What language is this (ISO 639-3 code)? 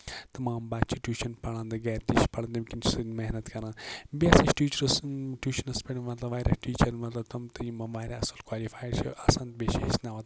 kas